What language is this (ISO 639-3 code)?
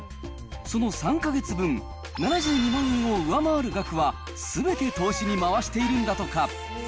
jpn